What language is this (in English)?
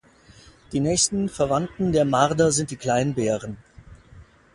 German